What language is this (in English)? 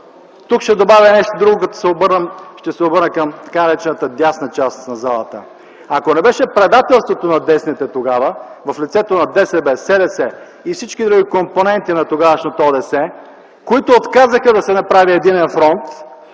Bulgarian